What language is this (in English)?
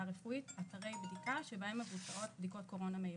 Hebrew